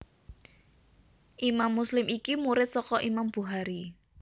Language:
Javanese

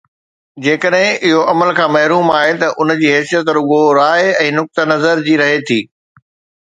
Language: Sindhi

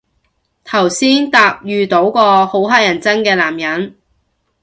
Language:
Cantonese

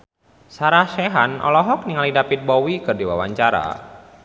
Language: Sundanese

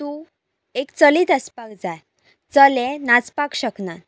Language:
Konkani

